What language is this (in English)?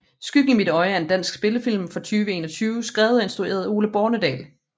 Danish